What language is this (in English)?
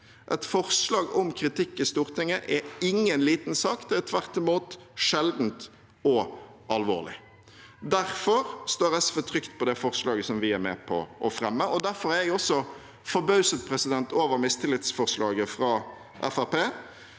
Norwegian